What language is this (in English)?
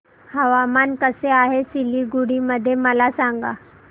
Marathi